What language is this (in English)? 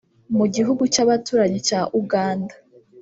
Kinyarwanda